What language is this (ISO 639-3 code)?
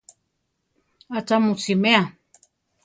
tar